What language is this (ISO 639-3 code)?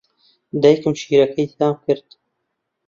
ckb